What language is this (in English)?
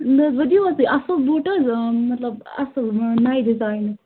Kashmiri